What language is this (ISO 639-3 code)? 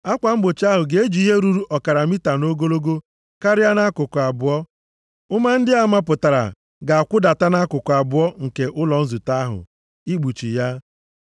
ibo